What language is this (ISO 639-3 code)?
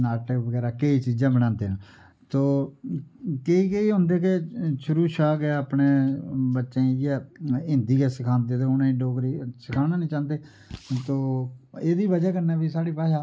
doi